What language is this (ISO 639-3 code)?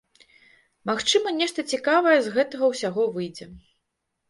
bel